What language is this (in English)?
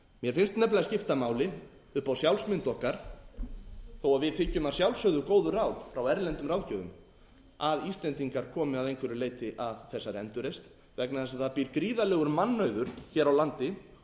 Icelandic